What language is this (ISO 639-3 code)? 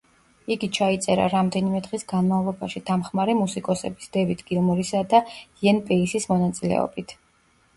kat